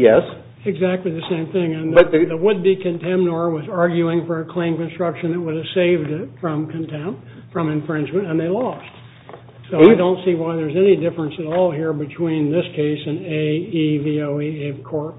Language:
English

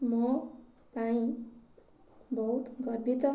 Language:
Odia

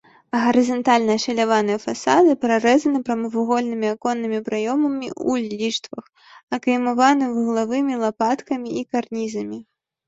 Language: Belarusian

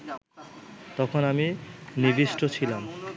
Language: Bangla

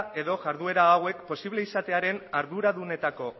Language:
Basque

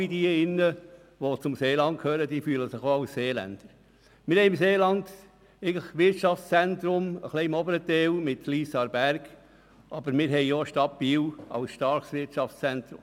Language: Swiss German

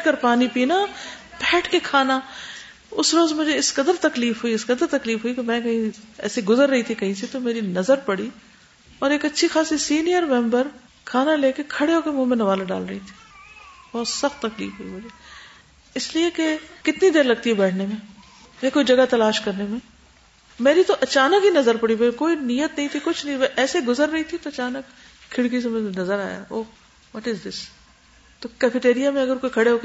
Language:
Urdu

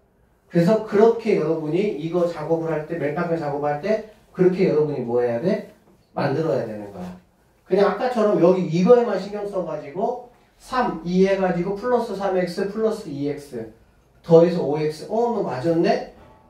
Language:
Korean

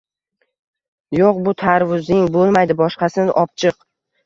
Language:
Uzbek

